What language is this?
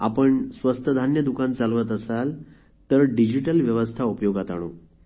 Marathi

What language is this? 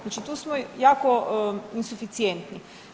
Croatian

